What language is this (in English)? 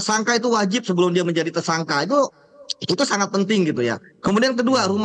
Indonesian